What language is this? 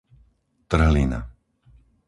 Slovak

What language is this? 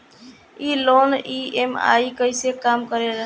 Bhojpuri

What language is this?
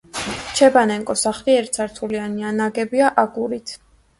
Georgian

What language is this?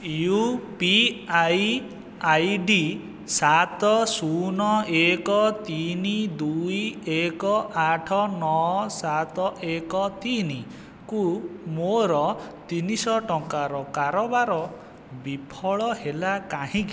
Odia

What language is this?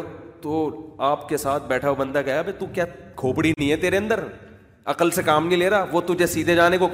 Urdu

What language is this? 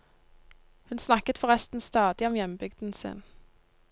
Norwegian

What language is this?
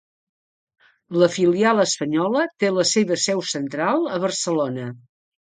Catalan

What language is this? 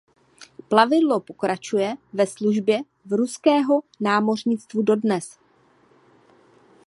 Czech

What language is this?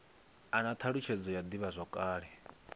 Venda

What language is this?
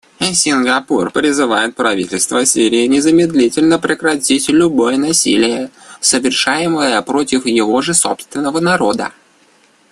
Russian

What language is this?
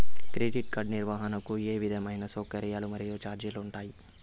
Telugu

